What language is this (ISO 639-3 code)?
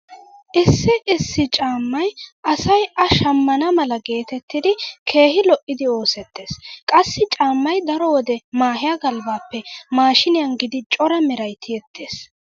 wal